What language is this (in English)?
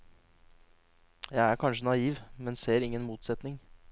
Norwegian